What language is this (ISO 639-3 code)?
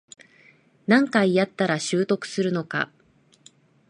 jpn